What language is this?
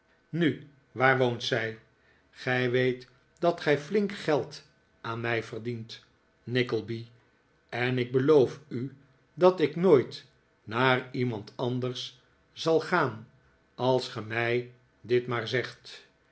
Dutch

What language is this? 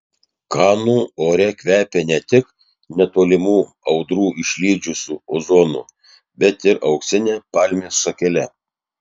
Lithuanian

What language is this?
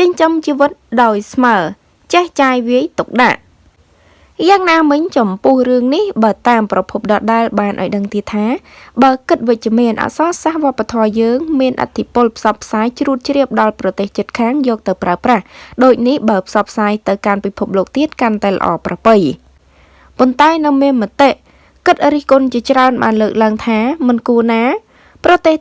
Vietnamese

